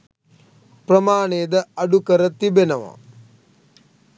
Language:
Sinhala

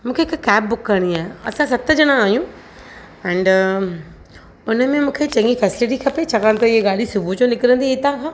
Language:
Sindhi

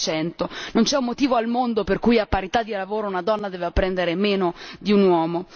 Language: Italian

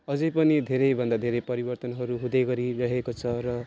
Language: Nepali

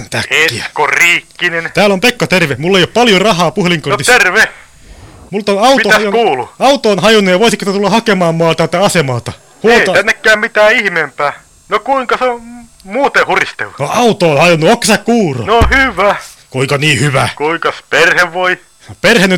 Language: Finnish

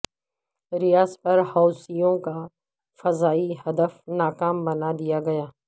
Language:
Urdu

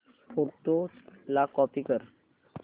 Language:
Marathi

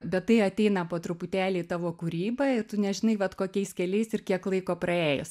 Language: Lithuanian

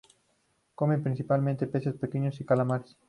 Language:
Spanish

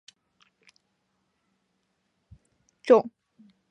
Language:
Chinese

